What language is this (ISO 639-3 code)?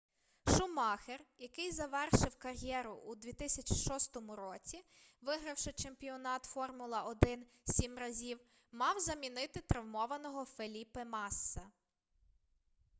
ukr